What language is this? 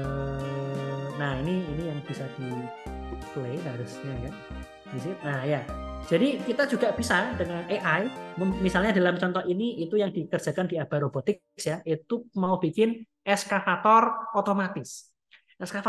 Indonesian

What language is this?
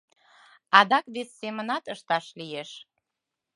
Mari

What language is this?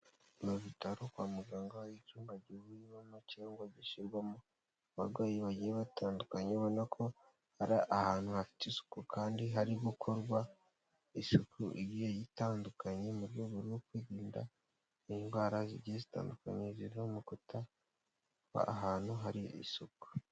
Kinyarwanda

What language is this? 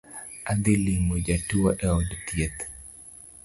Luo (Kenya and Tanzania)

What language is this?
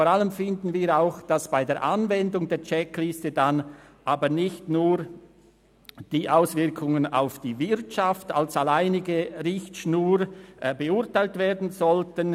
Swiss German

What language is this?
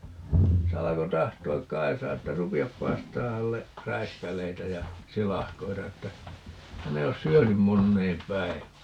Finnish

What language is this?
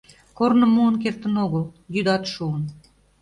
Mari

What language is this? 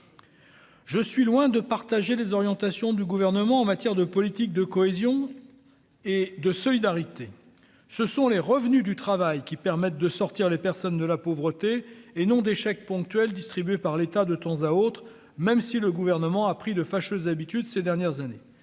French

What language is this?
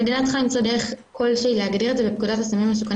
Hebrew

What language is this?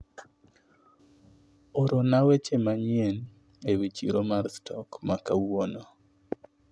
Luo (Kenya and Tanzania)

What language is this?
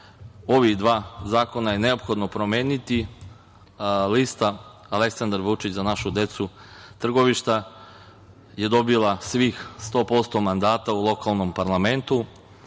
Serbian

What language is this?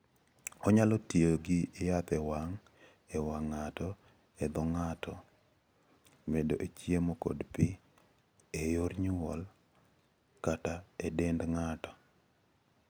Luo (Kenya and Tanzania)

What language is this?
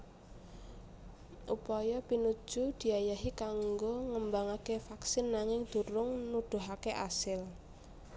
Javanese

